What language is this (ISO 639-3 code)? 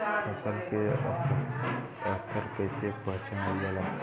bho